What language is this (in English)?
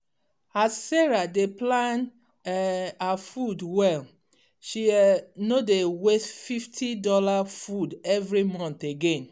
Nigerian Pidgin